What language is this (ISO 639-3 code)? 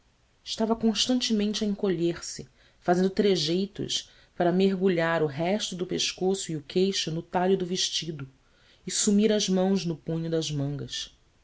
por